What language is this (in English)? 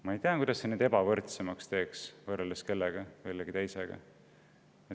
Estonian